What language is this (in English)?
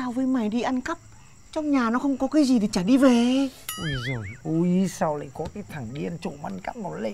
Vietnamese